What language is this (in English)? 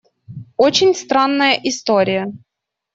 Russian